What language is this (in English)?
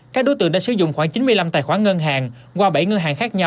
Vietnamese